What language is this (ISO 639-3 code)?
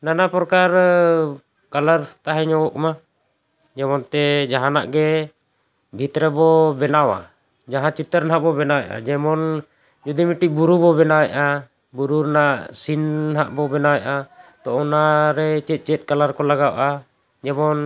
sat